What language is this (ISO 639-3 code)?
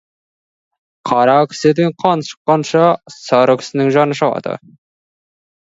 kaz